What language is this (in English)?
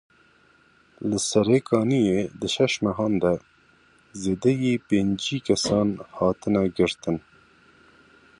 Kurdish